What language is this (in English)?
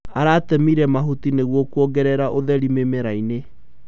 Kikuyu